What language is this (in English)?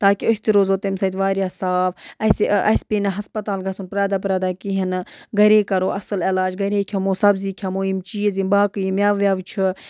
Kashmiri